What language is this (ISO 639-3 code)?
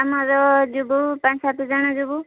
ori